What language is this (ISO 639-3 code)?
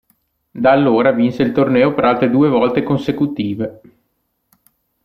ita